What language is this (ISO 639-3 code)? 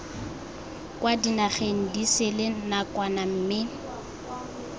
tsn